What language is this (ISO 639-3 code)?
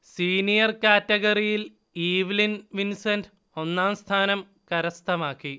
mal